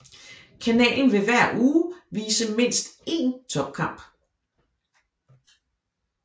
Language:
Danish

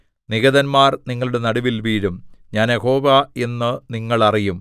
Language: Malayalam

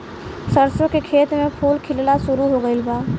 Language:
Bhojpuri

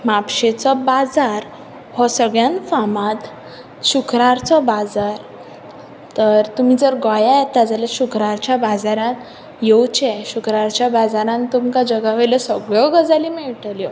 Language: Konkani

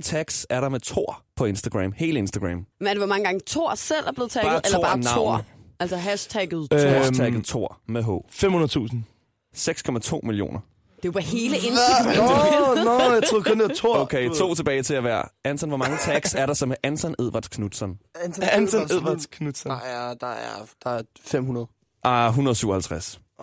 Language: Danish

